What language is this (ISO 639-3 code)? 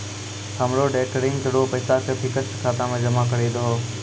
mai